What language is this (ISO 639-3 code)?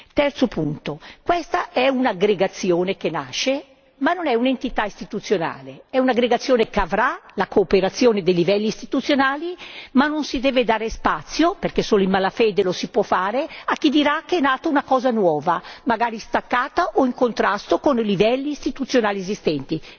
ita